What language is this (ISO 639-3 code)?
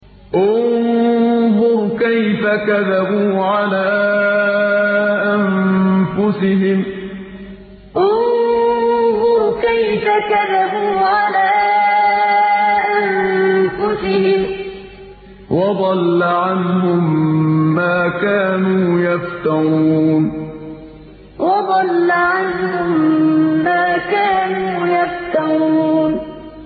ara